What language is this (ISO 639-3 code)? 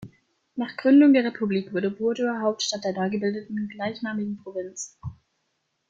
deu